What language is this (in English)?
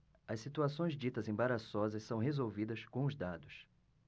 Portuguese